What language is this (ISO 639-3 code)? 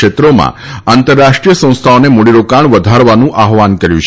guj